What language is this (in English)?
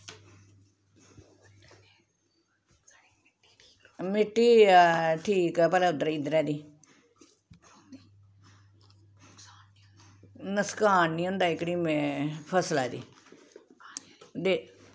Dogri